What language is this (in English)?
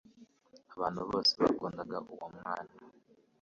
Kinyarwanda